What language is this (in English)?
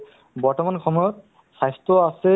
Assamese